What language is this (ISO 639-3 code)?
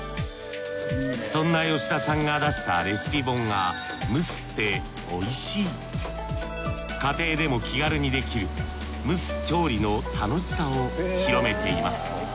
jpn